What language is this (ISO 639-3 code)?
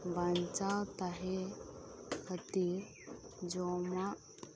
sat